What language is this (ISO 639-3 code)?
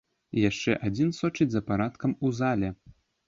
bel